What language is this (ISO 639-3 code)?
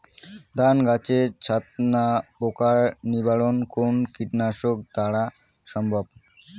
ben